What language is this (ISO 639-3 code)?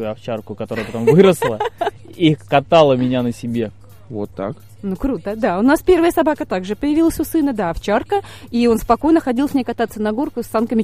rus